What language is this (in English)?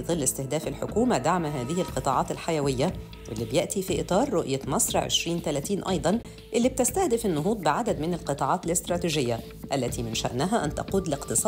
Arabic